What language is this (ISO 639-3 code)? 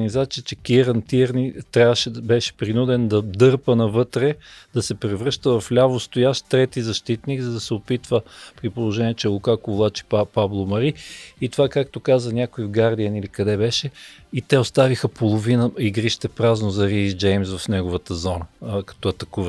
bul